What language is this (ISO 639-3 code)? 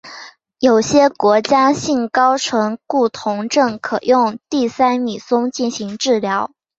zho